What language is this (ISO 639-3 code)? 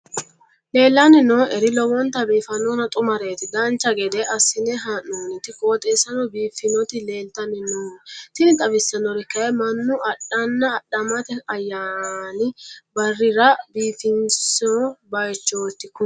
sid